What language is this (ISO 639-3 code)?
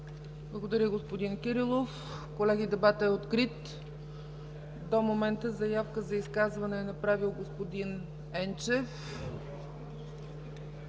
bul